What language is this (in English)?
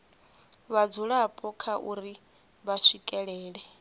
Venda